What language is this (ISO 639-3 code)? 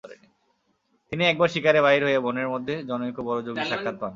ben